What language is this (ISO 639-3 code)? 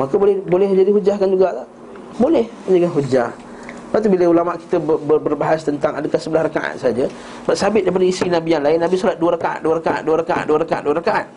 msa